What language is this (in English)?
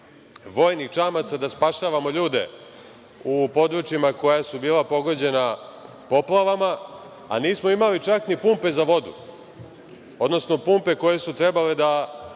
Serbian